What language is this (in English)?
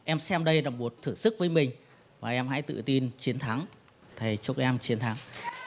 Vietnamese